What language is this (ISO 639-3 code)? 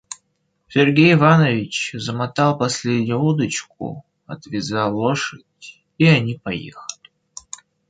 rus